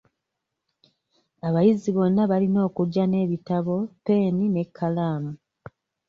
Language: Ganda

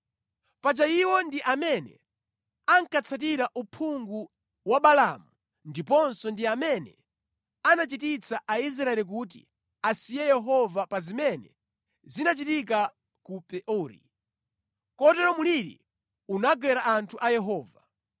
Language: Nyanja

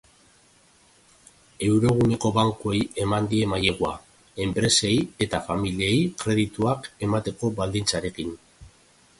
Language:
Basque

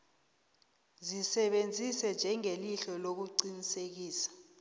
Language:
South Ndebele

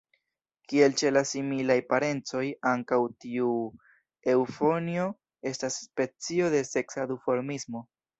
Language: Esperanto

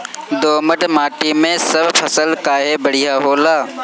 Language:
Bhojpuri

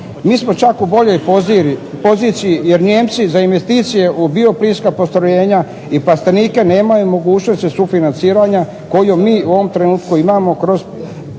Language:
Croatian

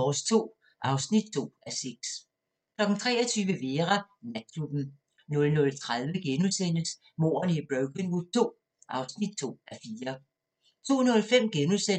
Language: Danish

